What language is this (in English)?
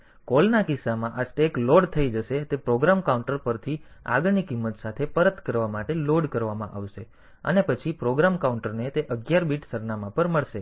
Gujarati